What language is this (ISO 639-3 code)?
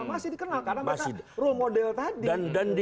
ind